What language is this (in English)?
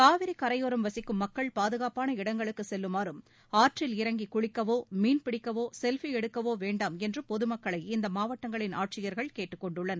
Tamil